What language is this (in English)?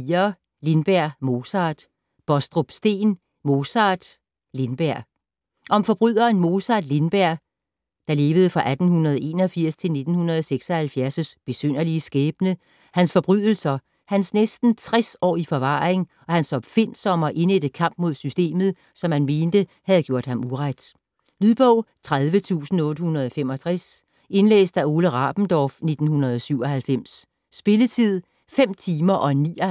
Danish